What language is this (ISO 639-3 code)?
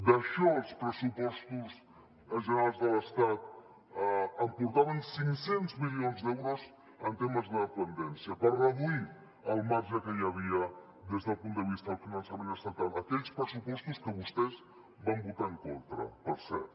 cat